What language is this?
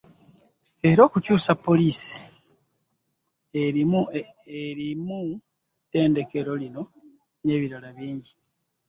Ganda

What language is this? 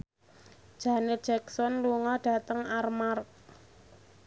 Javanese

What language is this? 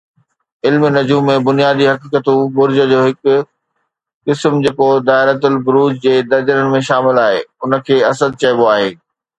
Sindhi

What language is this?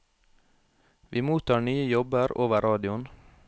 Norwegian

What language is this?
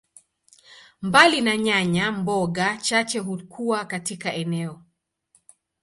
Swahili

